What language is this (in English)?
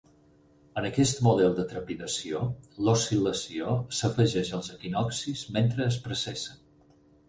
Catalan